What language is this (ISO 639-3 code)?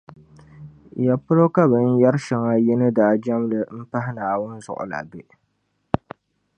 dag